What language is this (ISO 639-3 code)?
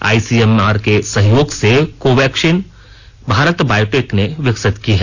hin